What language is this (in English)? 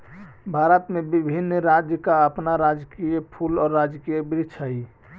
Magahi